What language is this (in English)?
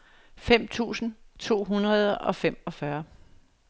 Danish